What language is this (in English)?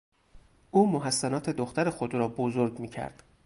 Persian